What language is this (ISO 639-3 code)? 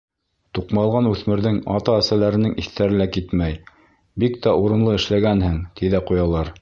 bak